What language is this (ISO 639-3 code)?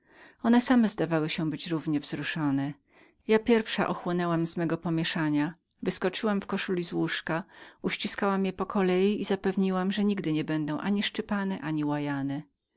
pol